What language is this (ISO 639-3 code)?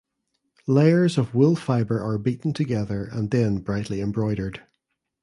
eng